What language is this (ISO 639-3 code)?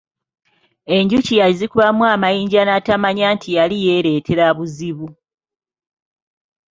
lug